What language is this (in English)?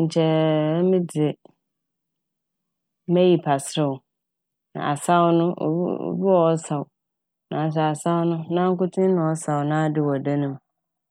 Akan